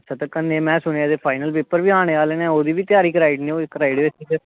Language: Dogri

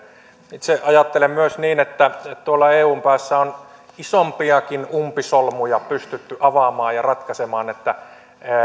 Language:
Finnish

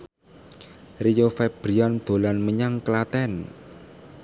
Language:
Javanese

